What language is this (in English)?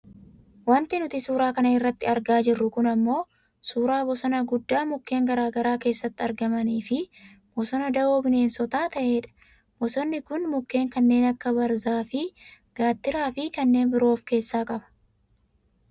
Oromo